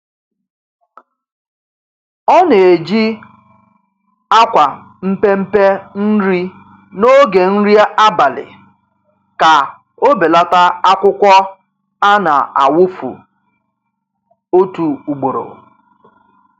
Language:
Igbo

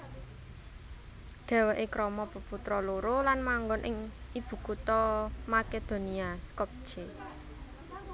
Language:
Javanese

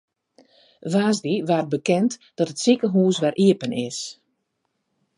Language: Western Frisian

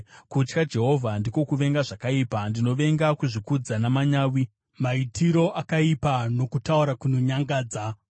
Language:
Shona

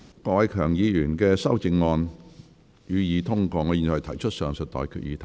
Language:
Cantonese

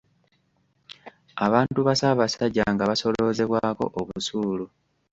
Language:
Ganda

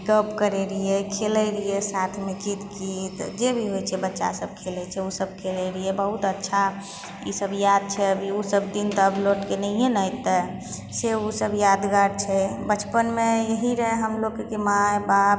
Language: Maithili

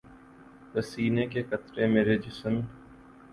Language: Urdu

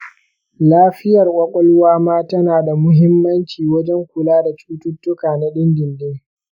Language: Hausa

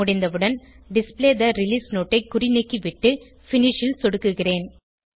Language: Tamil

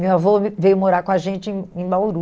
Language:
Portuguese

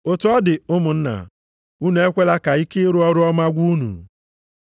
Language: Igbo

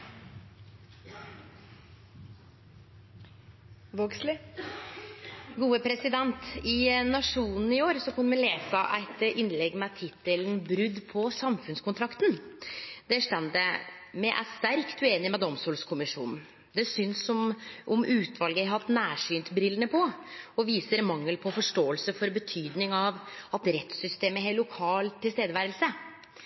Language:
Norwegian Nynorsk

